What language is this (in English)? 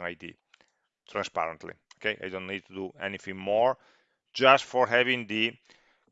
English